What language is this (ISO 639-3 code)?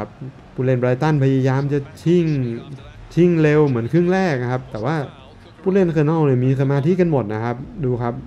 tha